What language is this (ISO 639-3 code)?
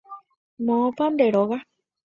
grn